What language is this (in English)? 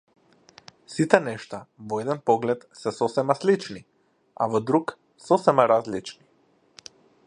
Macedonian